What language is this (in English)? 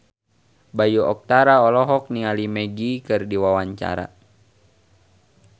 Sundanese